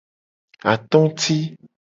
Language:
Gen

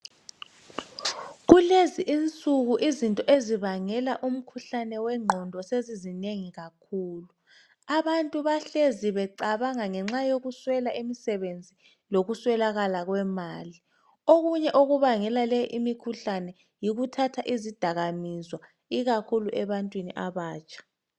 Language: North Ndebele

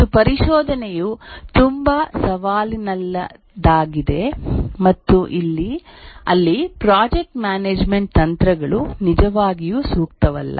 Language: Kannada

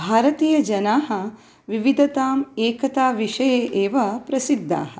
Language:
Sanskrit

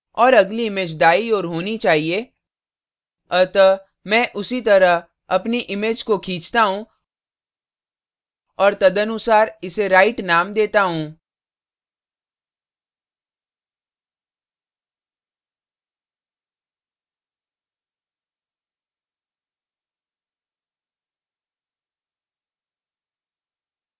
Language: Hindi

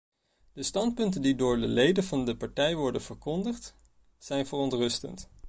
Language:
Dutch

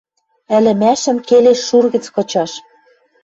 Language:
Western Mari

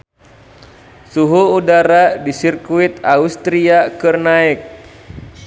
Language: Sundanese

